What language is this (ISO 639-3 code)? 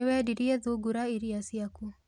kik